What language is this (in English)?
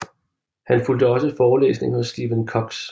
Danish